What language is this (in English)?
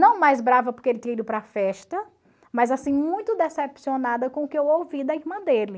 Portuguese